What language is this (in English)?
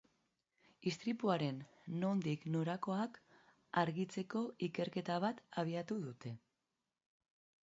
Basque